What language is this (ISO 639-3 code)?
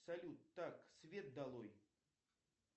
rus